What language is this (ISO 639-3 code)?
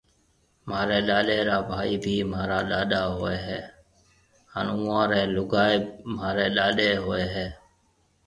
mve